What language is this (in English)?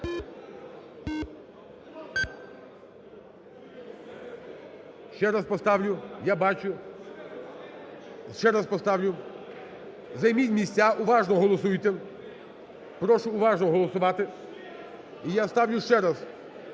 Ukrainian